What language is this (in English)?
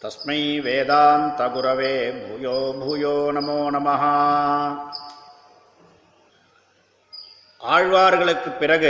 Tamil